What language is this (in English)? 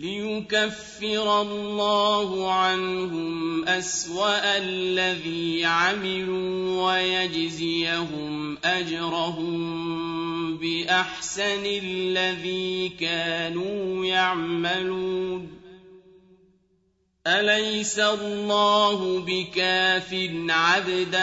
Arabic